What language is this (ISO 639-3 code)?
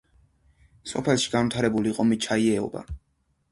kat